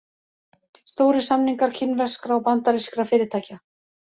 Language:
Icelandic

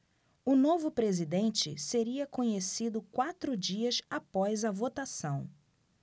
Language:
Portuguese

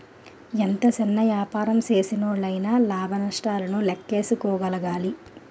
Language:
Telugu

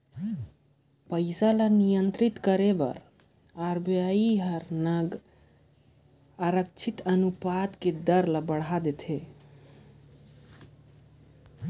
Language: Chhattisgarhi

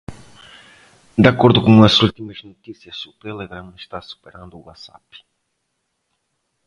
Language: Portuguese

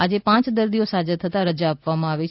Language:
Gujarati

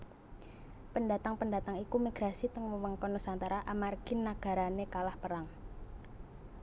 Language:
Javanese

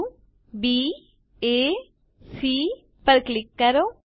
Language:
Gujarati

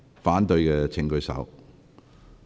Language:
Cantonese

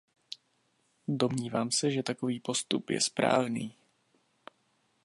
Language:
Czech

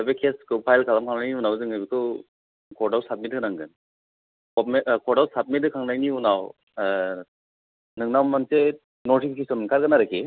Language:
Bodo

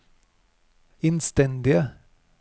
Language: Norwegian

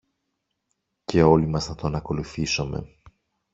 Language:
Greek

